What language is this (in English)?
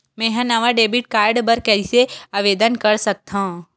Chhattisgarhi